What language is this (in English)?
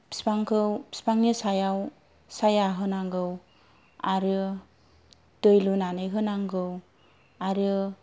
Bodo